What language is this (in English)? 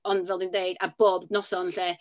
Welsh